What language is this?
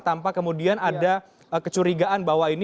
Indonesian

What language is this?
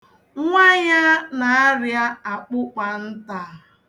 Igbo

